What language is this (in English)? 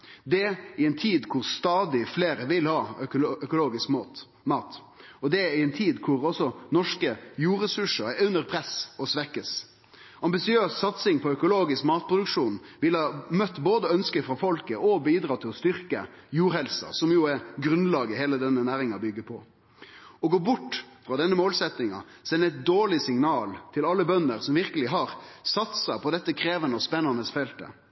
Norwegian Nynorsk